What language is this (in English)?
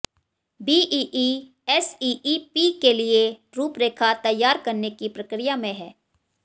Hindi